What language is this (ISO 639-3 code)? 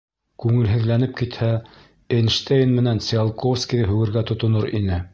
bak